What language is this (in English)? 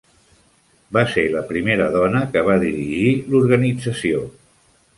Catalan